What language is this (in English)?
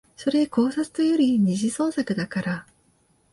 Japanese